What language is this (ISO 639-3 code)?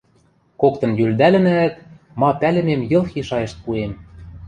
mrj